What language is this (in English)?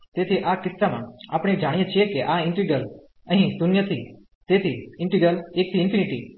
Gujarati